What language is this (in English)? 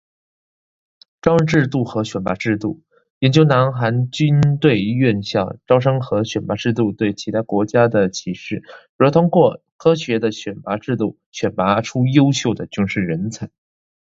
Chinese